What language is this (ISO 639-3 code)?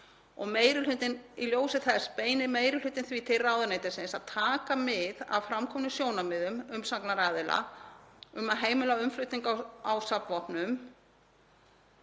isl